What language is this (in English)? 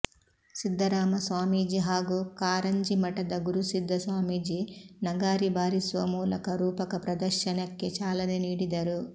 Kannada